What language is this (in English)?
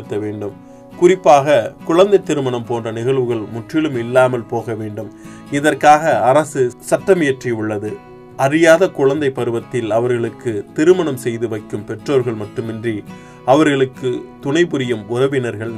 Tamil